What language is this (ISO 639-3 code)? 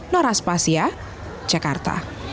ind